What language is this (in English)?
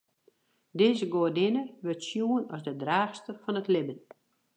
Western Frisian